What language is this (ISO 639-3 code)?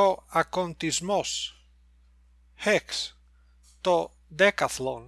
ell